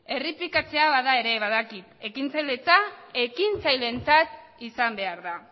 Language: Basque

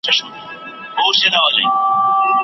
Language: Pashto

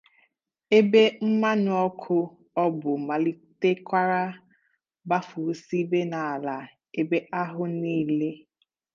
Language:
Igbo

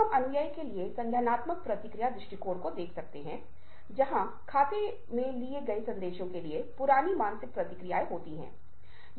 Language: Hindi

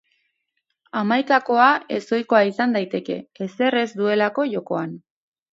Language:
Basque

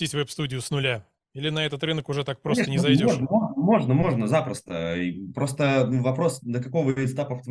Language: Russian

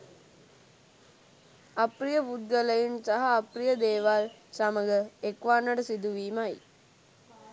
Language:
Sinhala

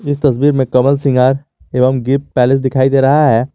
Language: Hindi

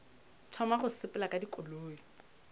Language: Northern Sotho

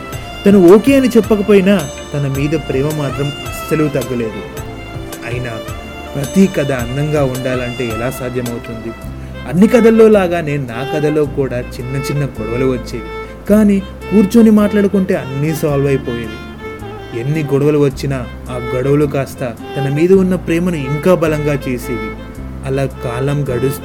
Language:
Telugu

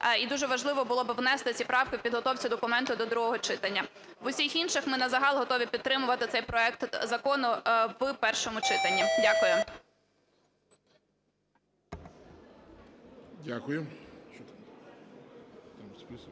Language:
Ukrainian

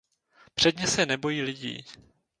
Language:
Czech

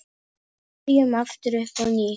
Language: Icelandic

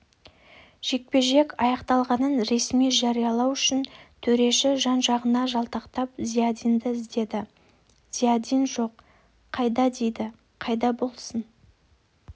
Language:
Kazakh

